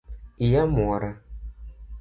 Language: Luo (Kenya and Tanzania)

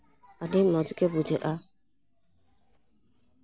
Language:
Santali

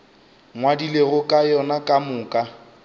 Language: Northern Sotho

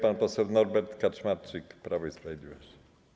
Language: Polish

